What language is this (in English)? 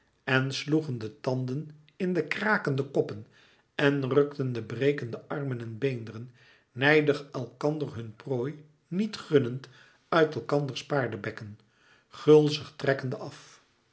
Dutch